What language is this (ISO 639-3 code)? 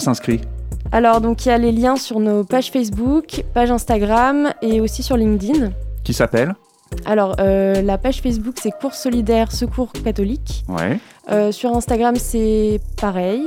fra